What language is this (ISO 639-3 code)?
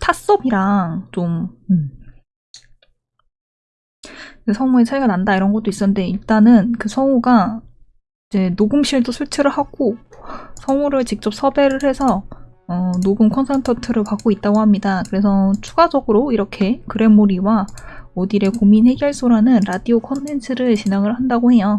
kor